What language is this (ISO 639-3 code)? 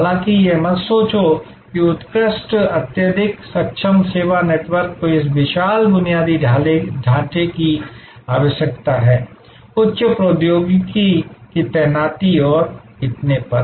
hin